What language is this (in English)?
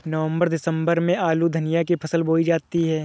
Hindi